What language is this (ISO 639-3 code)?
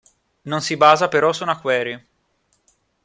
ita